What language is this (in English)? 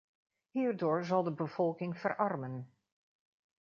Dutch